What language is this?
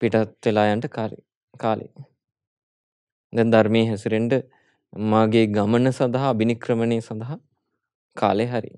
Hindi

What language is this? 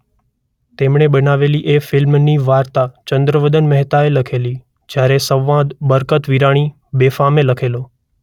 Gujarati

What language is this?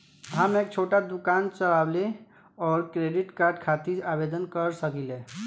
Bhojpuri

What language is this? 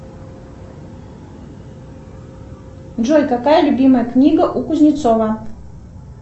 Russian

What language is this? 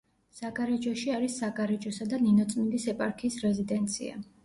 Georgian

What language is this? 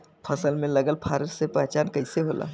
Bhojpuri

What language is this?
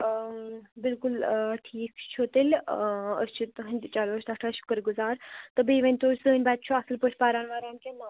Kashmiri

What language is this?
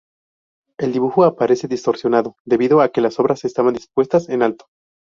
Spanish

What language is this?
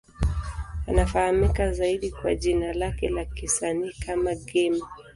Swahili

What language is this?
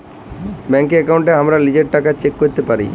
Bangla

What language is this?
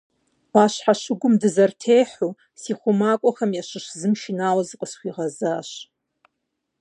Kabardian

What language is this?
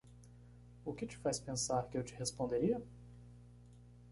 Portuguese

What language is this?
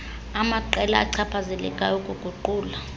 Xhosa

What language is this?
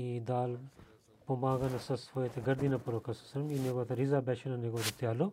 Bulgarian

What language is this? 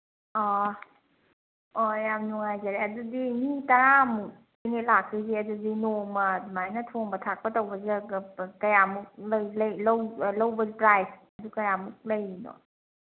Manipuri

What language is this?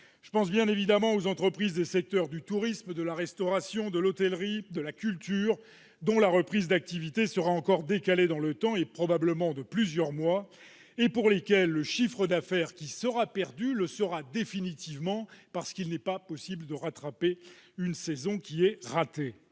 French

